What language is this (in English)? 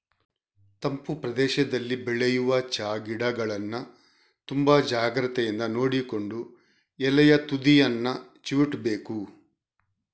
Kannada